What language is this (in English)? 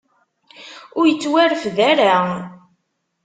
Kabyle